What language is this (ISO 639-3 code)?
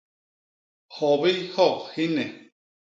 bas